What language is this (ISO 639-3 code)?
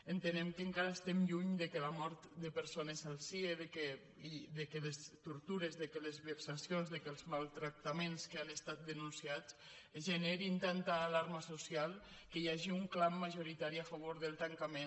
cat